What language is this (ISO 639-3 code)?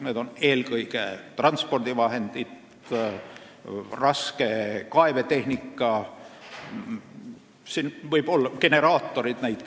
est